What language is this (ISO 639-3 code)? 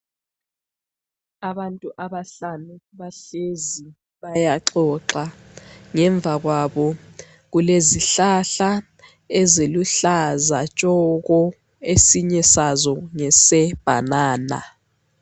nde